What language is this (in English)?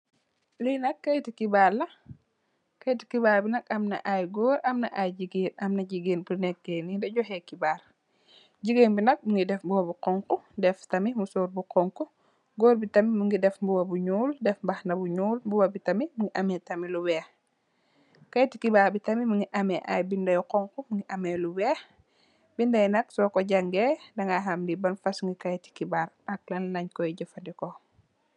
Wolof